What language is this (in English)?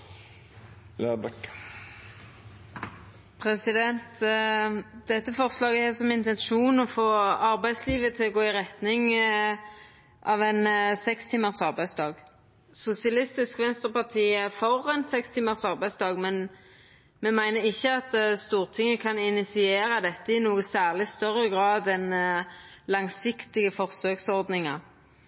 Norwegian